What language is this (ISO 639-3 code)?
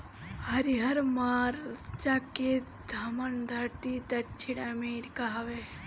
bho